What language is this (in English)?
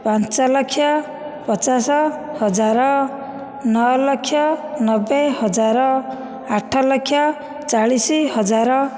Odia